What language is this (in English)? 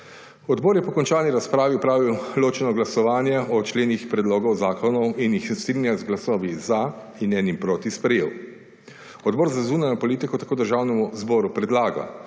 Slovenian